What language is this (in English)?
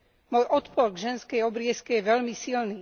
Slovak